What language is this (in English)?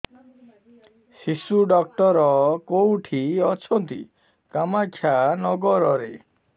Odia